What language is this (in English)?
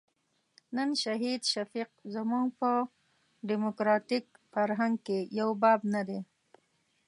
Pashto